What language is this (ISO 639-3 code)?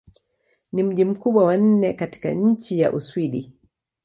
swa